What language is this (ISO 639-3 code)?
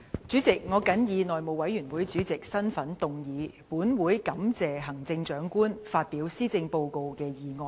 yue